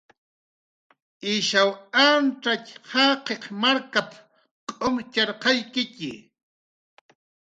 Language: Jaqaru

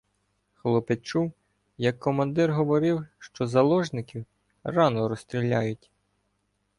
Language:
Ukrainian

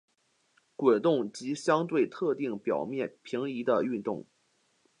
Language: Chinese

